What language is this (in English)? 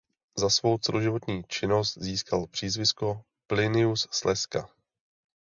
Czech